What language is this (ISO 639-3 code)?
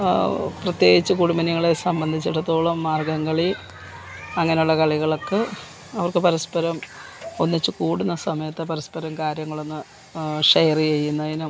mal